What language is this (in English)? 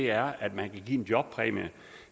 Danish